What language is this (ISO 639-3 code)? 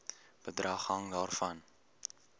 afr